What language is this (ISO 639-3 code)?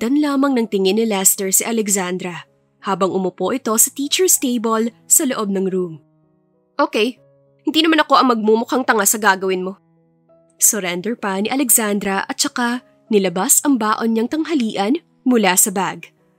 fil